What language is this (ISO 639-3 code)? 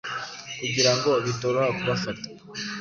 kin